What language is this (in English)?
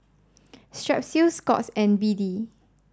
English